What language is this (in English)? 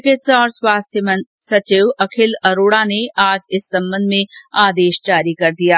Hindi